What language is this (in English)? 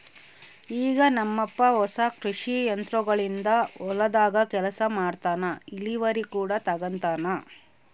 Kannada